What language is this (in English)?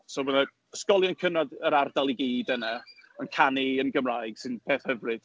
Welsh